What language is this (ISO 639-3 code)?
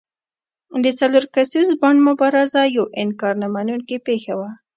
pus